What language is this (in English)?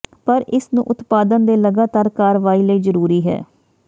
Punjabi